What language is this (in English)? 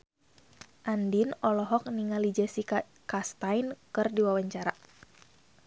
Sundanese